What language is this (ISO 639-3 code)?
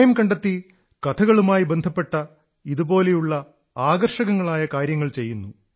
mal